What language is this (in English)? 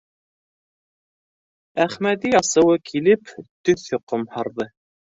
Bashkir